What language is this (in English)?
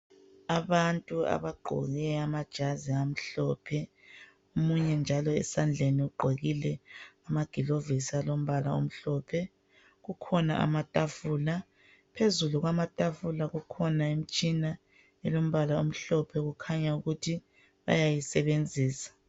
North Ndebele